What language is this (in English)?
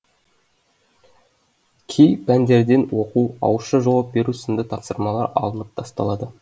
Kazakh